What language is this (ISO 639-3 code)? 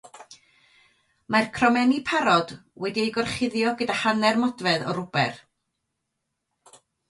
cym